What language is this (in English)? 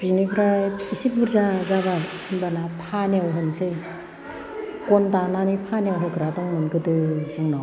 Bodo